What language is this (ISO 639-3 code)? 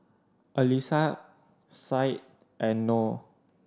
eng